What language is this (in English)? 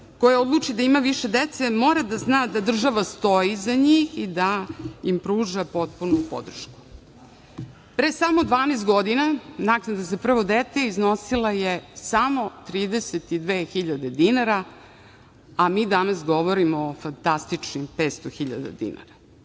Serbian